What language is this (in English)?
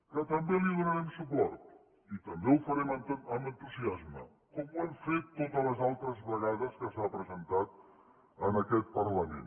Catalan